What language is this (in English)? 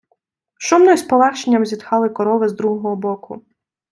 Ukrainian